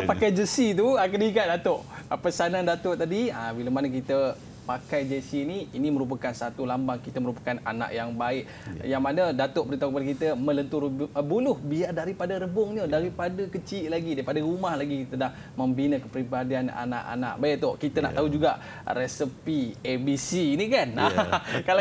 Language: Malay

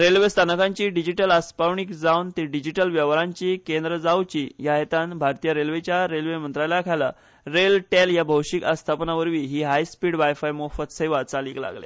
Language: Konkani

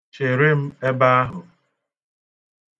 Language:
Igbo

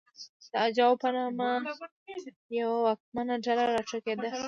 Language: Pashto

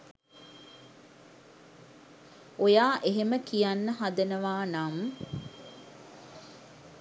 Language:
Sinhala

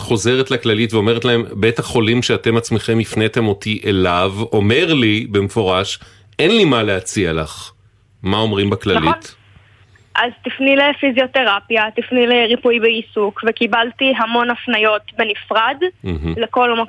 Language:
Hebrew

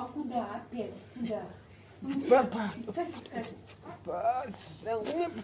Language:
Russian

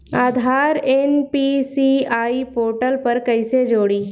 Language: Bhojpuri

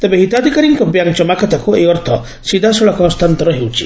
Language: Odia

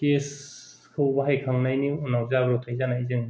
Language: Bodo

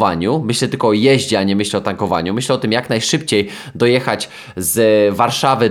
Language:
Polish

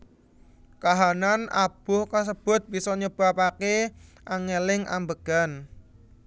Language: Javanese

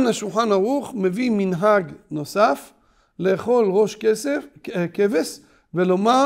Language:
Hebrew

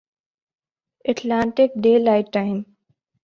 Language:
Urdu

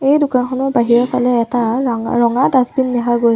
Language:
Assamese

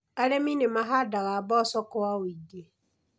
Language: Kikuyu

